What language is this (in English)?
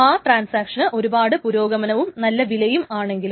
Malayalam